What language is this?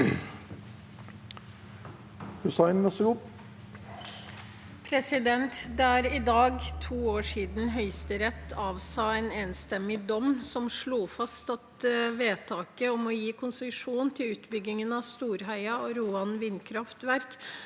Norwegian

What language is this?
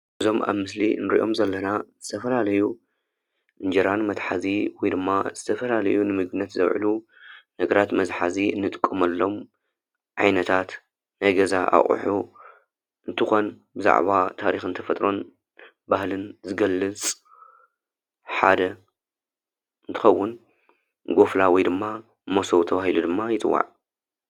Tigrinya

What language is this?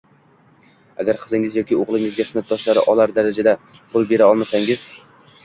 Uzbek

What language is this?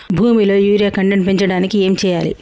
Telugu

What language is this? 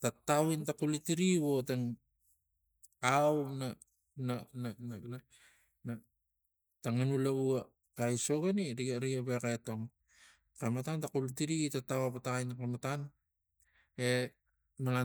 Tigak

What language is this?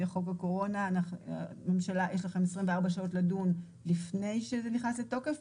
Hebrew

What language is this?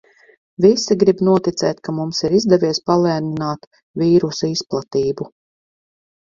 Latvian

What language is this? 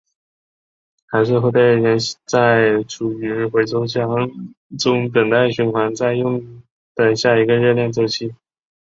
Chinese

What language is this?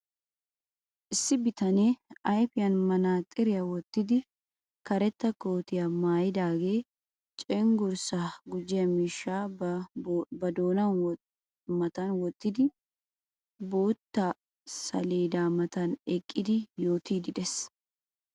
Wolaytta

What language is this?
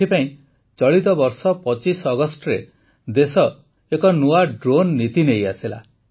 Odia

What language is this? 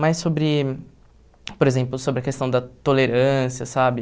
Portuguese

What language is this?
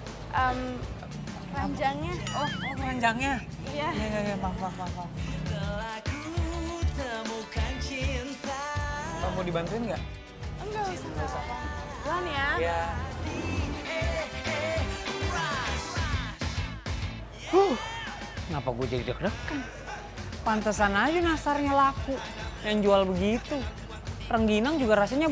Indonesian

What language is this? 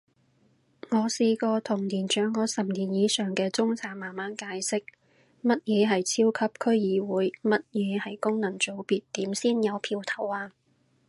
Cantonese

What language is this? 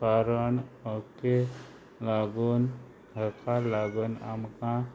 Konkani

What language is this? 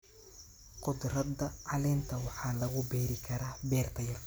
Somali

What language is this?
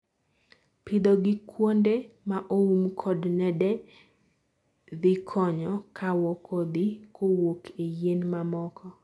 Luo (Kenya and Tanzania)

